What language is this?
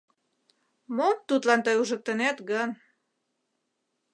Mari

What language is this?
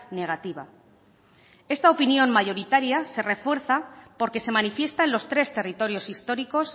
Spanish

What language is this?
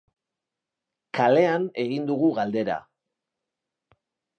Basque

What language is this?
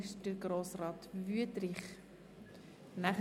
Swiss German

